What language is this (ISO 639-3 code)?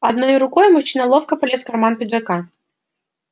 rus